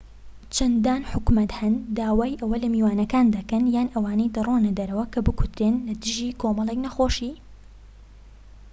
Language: Central Kurdish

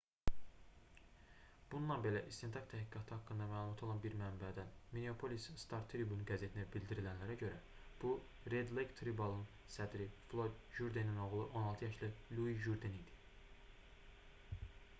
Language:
Azerbaijani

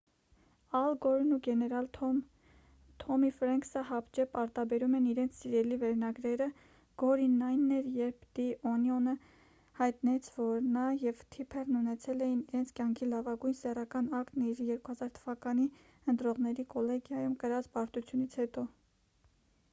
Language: Armenian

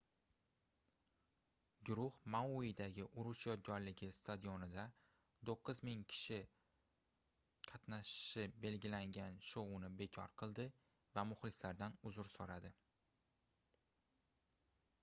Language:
Uzbek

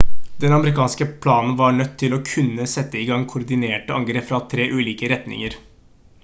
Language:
Norwegian Bokmål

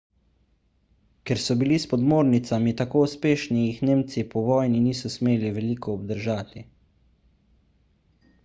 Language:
Slovenian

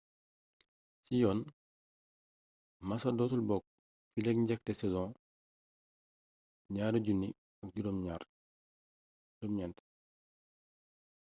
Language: Wolof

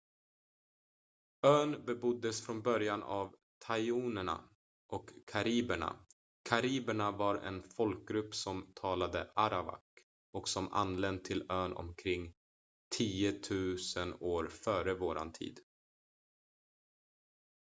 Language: Swedish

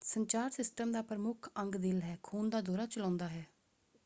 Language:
Punjabi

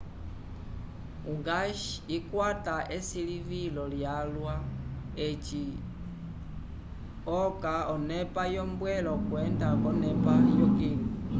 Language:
Umbundu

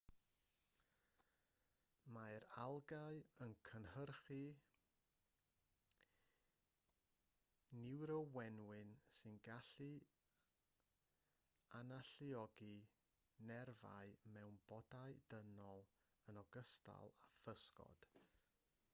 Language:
Welsh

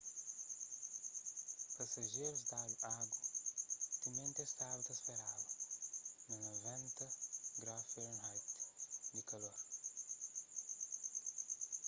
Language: Kabuverdianu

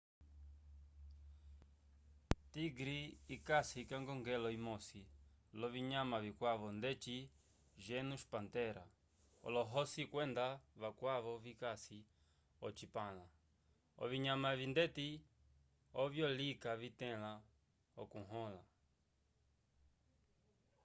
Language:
Umbundu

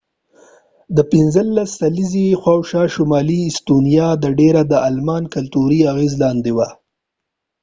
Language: Pashto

